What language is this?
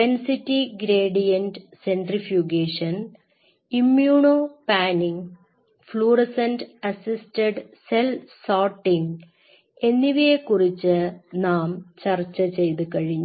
Malayalam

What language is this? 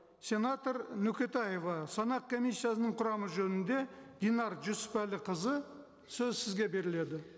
Kazakh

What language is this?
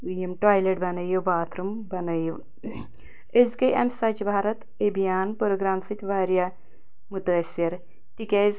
Kashmiri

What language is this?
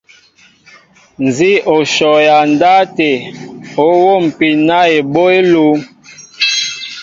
Mbo (Cameroon)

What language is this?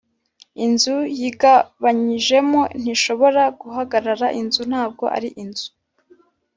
Kinyarwanda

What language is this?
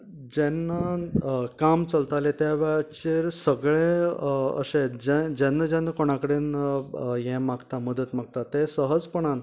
Konkani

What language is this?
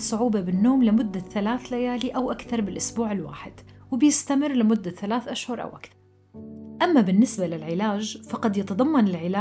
Arabic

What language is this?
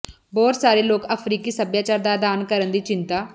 Punjabi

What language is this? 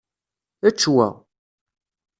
Kabyle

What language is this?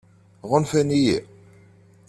Kabyle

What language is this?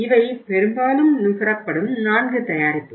Tamil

